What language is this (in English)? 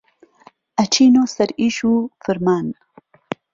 Central Kurdish